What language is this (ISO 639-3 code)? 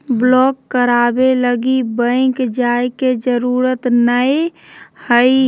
mag